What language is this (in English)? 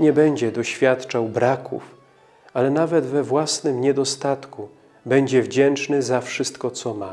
Polish